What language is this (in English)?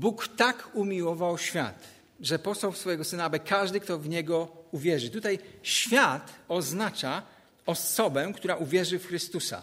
Polish